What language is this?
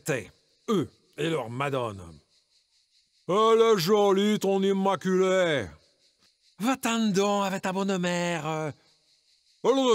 French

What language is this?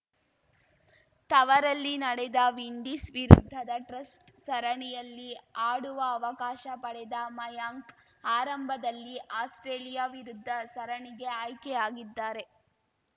Kannada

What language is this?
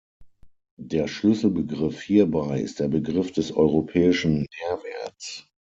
German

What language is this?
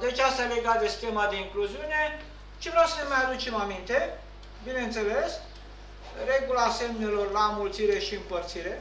Romanian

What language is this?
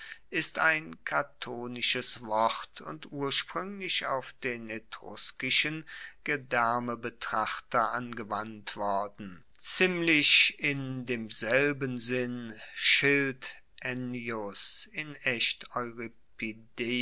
German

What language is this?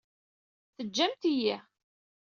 Kabyle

